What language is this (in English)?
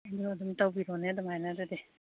Manipuri